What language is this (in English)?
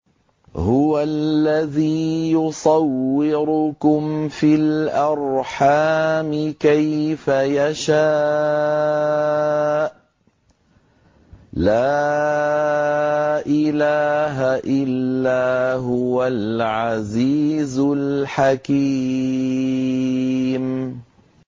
Arabic